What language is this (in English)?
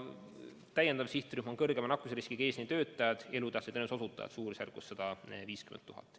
Estonian